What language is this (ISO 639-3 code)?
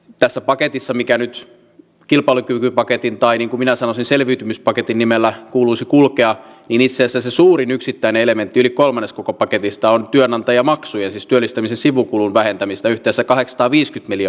fin